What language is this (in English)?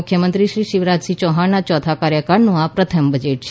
Gujarati